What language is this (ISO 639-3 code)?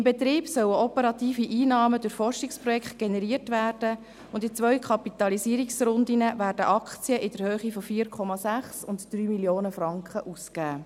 gsw